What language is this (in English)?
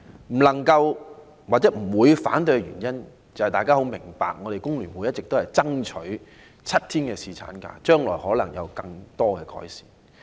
Cantonese